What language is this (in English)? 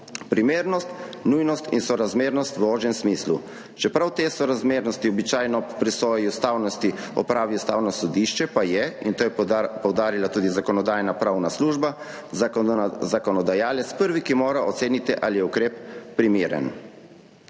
Slovenian